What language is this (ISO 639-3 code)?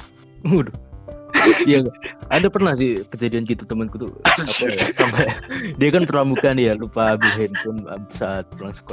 ind